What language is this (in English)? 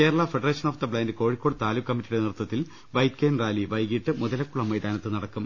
Malayalam